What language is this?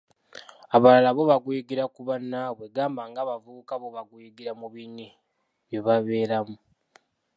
Ganda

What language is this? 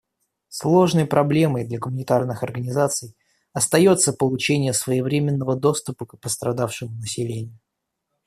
Russian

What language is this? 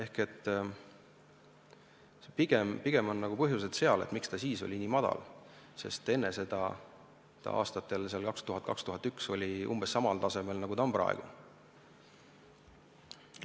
Estonian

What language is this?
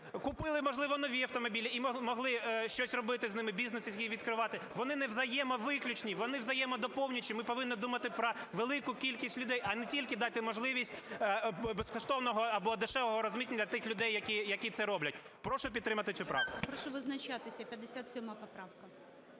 Ukrainian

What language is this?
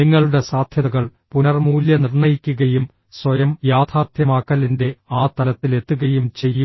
Malayalam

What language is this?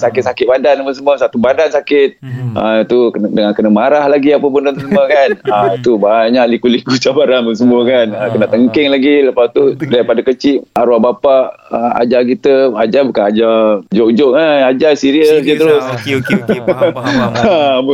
Malay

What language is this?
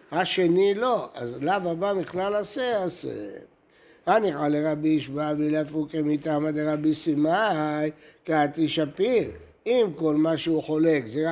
Hebrew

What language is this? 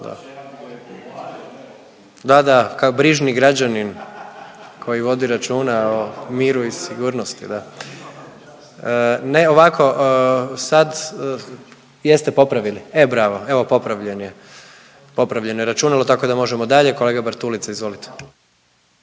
Croatian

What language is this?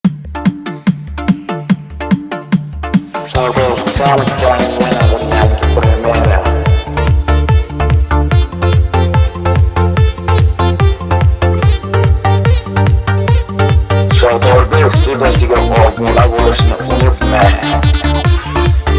Uzbek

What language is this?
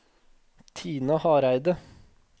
Norwegian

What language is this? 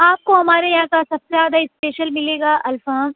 Urdu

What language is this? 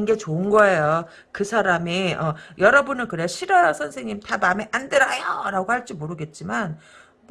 Korean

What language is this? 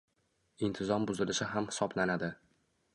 Uzbek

